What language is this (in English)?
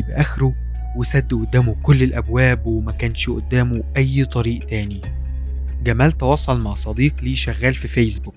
Arabic